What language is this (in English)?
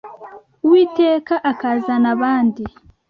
Kinyarwanda